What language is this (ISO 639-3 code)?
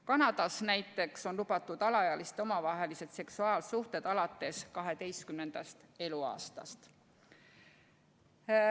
est